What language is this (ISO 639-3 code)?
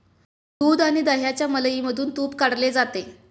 mar